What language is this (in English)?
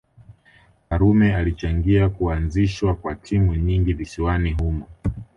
Swahili